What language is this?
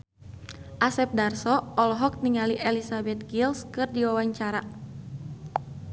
Sundanese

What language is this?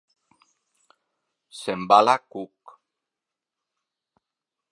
Catalan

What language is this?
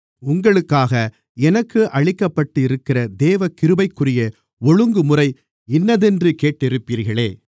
Tamil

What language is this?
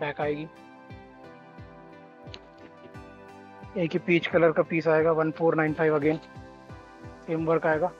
Hindi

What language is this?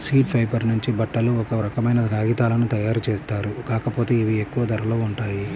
Telugu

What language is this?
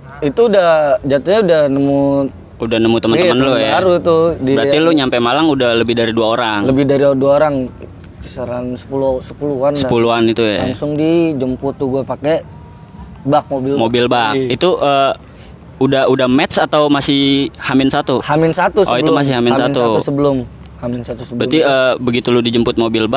Indonesian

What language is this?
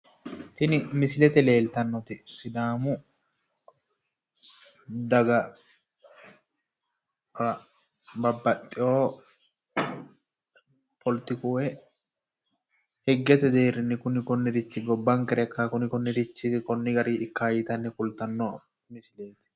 Sidamo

